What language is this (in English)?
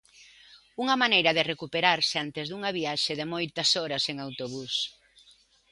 Galician